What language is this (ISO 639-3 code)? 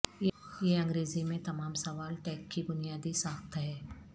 urd